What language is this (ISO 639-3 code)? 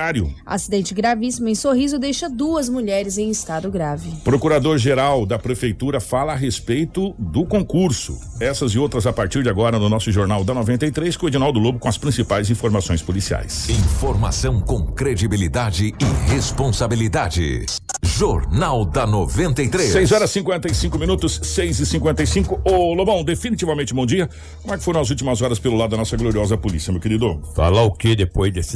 por